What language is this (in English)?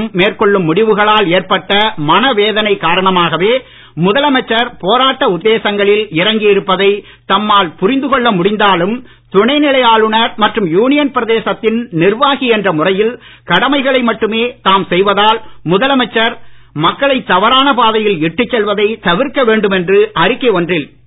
Tamil